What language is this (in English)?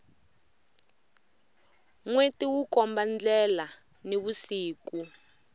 Tsonga